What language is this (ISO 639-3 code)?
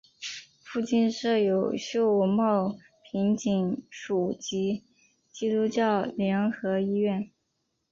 zho